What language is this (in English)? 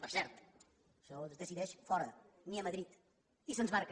Catalan